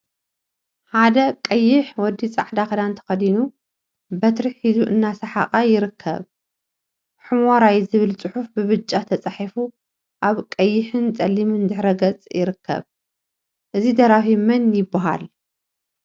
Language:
Tigrinya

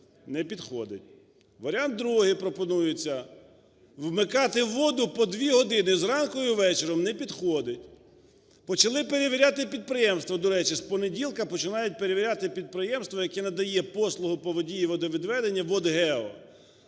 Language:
Ukrainian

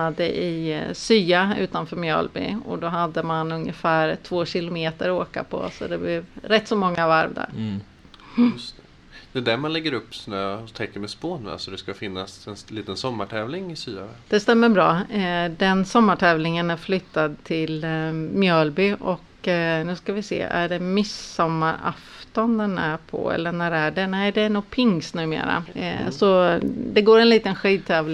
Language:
Swedish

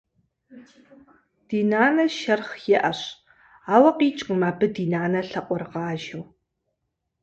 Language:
Kabardian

